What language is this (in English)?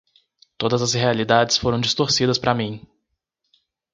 Portuguese